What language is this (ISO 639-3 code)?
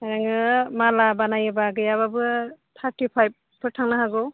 brx